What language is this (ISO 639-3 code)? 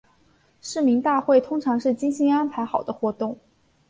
zho